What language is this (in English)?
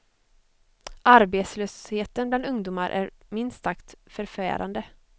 Swedish